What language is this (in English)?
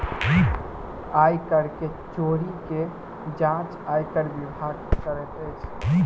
Maithili